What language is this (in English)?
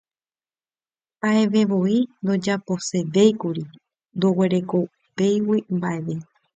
Guarani